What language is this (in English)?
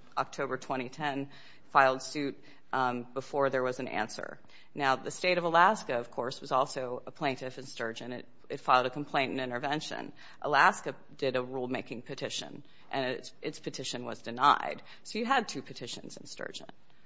English